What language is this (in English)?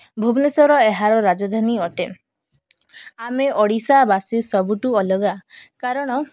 Odia